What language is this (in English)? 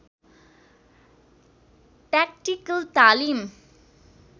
Nepali